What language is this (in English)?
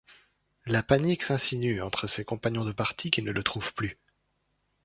French